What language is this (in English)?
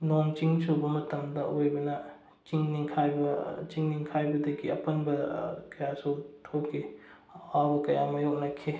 Manipuri